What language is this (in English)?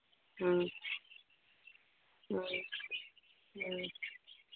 Manipuri